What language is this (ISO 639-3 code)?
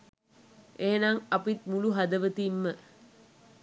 sin